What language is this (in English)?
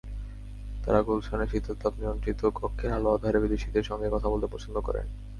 Bangla